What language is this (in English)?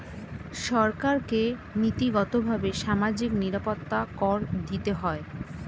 Bangla